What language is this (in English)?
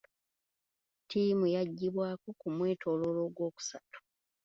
Ganda